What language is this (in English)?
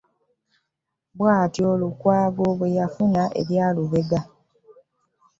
Ganda